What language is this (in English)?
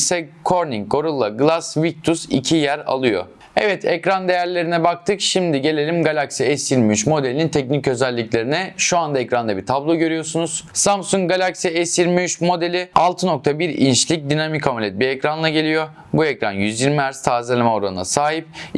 Turkish